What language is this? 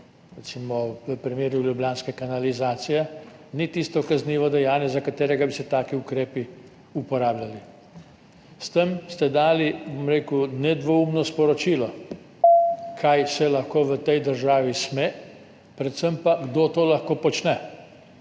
Slovenian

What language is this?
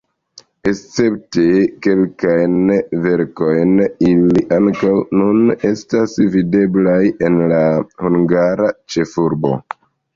Esperanto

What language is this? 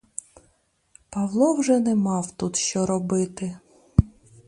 Ukrainian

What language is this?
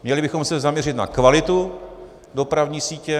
Czech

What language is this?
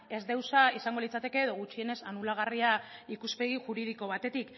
Basque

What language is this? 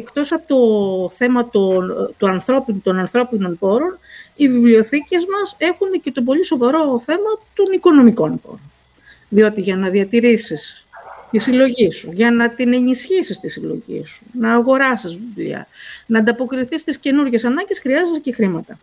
Greek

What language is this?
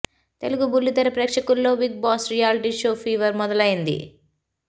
Telugu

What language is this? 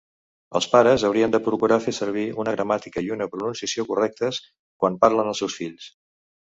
Catalan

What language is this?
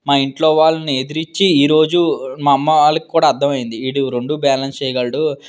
Telugu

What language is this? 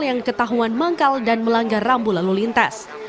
Indonesian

